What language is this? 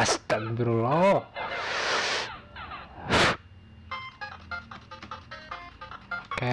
Indonesian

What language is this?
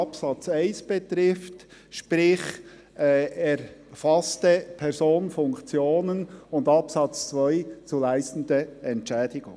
Swiss German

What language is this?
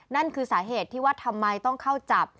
Thai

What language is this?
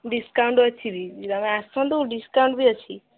Odia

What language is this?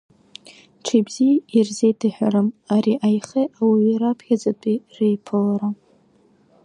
Abkhazian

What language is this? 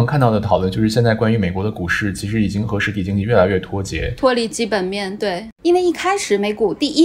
Chinese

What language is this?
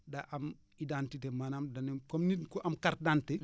Wolof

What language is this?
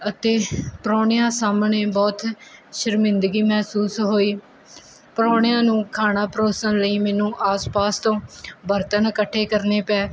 Punjabi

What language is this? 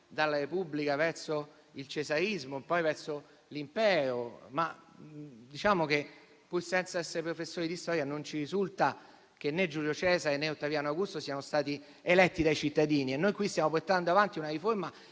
Italian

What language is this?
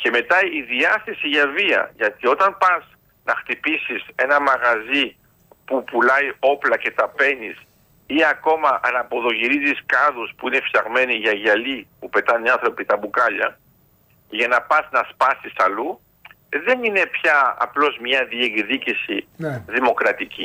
Greek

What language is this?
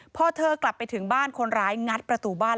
Thai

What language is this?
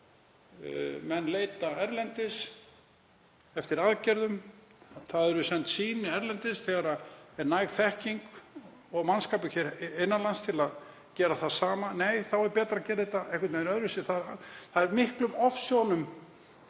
Icelandic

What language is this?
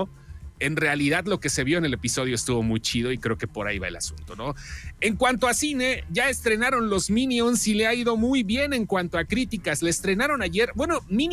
Spanish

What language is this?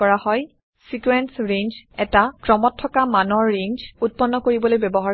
Assamese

